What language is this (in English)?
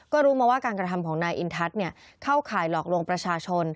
Thai